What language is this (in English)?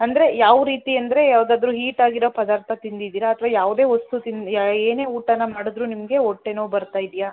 Kannada